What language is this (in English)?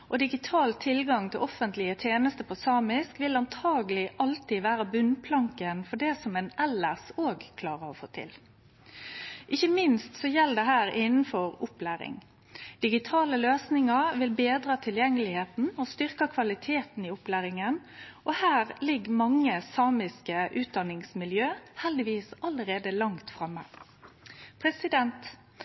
Norwegian Nynorsk